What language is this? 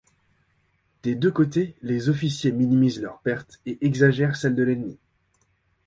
French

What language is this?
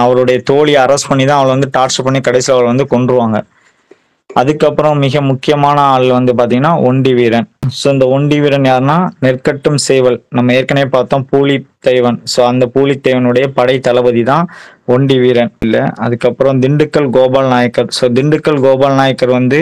Tamil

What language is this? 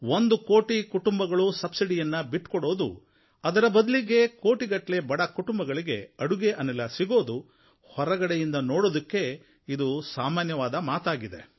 Kannada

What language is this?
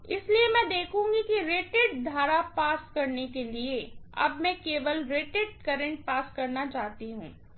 Hindi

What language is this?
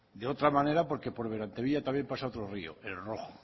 Spanish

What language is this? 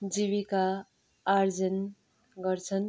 Nepali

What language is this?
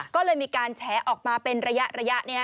Thai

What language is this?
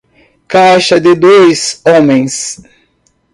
Portuguese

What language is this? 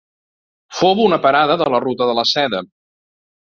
Catalan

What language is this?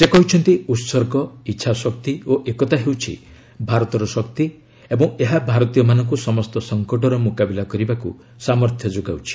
Odia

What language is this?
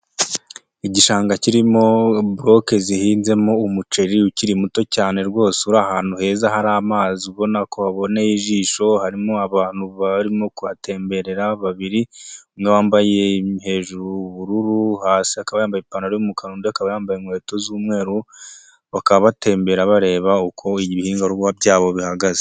Kinyarwanda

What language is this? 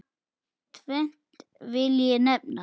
Icelandic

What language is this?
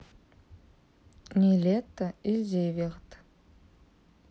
Russian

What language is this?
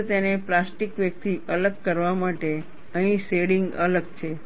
Gujarati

